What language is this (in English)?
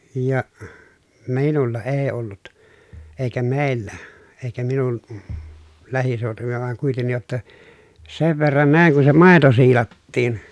Finnish